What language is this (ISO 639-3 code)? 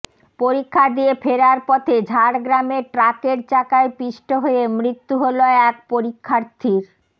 ben